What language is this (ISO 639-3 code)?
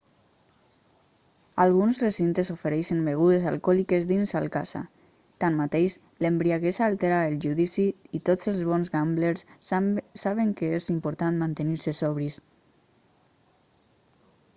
cat